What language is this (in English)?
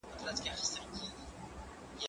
Pashto